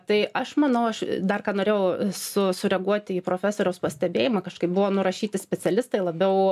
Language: Lithuanian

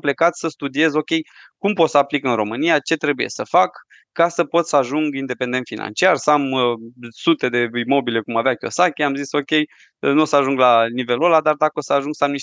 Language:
Romanian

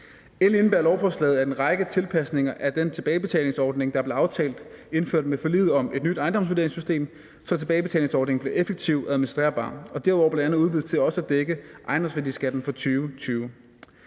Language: Danish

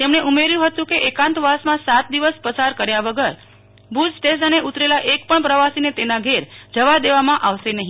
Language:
Gujarati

